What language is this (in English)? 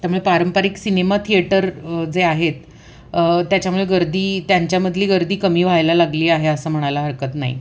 Marathi